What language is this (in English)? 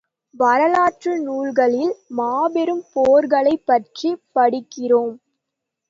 Tamil